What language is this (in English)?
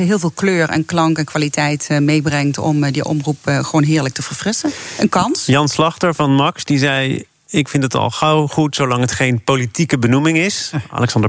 Dutch